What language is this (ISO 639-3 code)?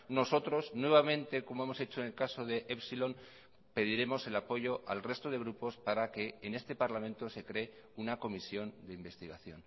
spa